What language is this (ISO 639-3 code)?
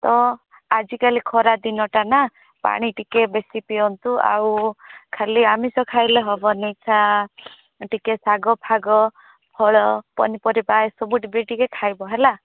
ori